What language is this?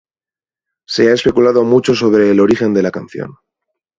Spanish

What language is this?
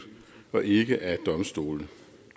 Danish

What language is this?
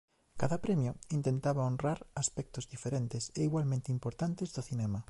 Galician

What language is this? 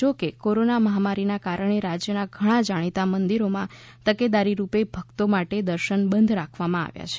Gujarati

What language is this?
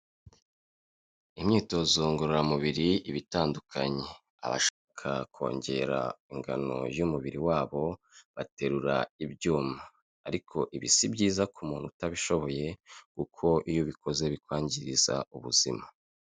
Kinyarwanda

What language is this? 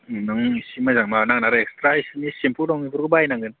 Bodo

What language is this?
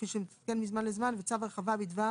Hebrew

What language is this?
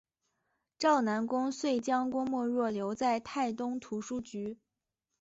Chinese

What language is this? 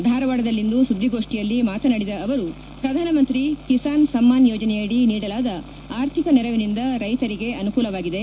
Kannada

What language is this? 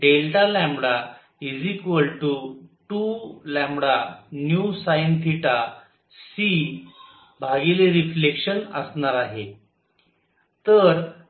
Marathi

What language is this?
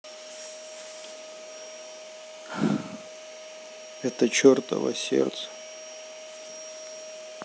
Russian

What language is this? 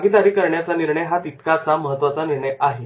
Marathi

